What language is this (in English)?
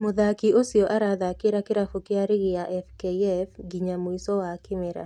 Kikuyu